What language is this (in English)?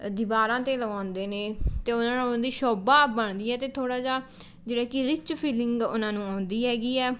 Punjabi